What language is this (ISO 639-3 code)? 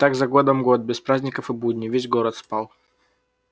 rus